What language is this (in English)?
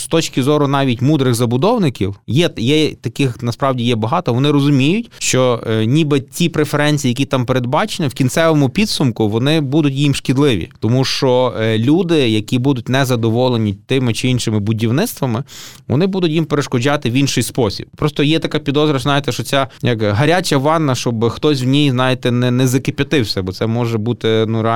Ukrainian